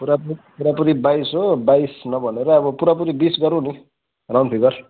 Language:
Nepali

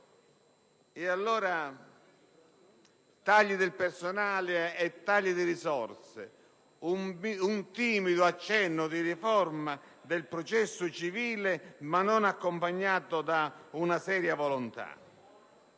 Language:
Italian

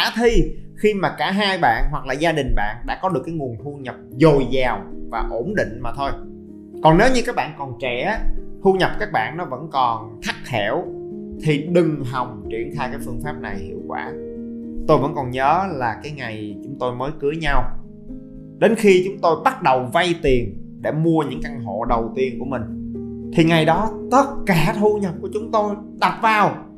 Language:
Vietnamese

